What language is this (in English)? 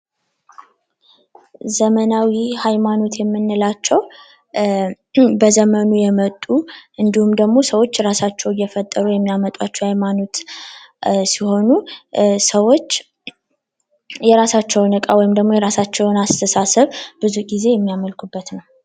Amharic